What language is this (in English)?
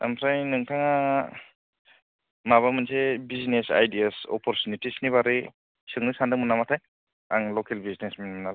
Bodo